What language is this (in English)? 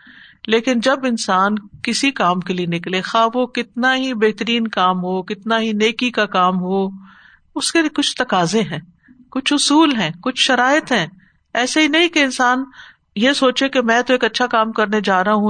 Urdu